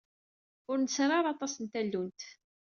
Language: Kabyle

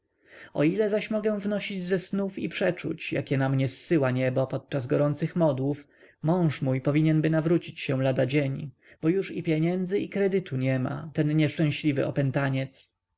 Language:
Polish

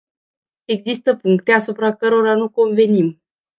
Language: Romanian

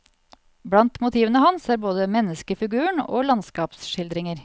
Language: Norwegian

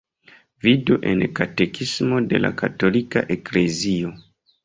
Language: Esperanto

